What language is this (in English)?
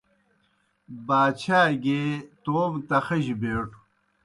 Kohistani Shina